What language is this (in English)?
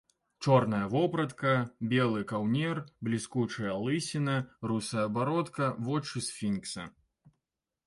Belarusian